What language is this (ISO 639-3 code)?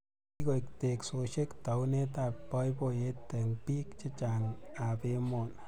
kln